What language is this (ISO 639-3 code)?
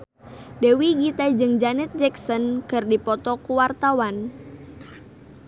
sun